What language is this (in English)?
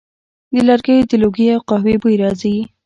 Pashto